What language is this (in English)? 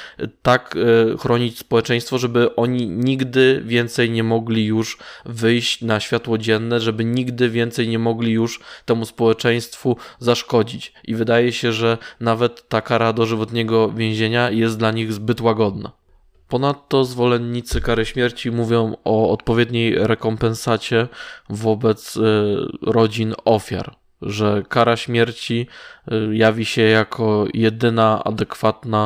Polish